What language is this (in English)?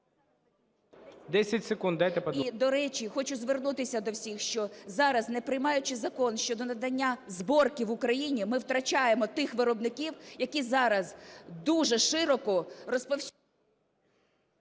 Ukrainian